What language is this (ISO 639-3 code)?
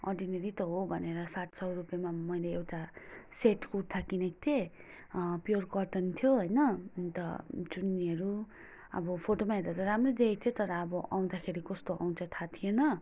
nep